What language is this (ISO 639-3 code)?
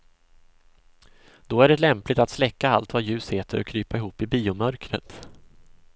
swe